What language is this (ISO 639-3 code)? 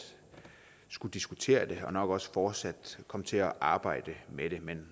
dan